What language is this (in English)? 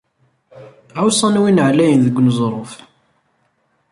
Kabyle